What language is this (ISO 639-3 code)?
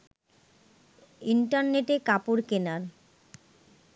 ben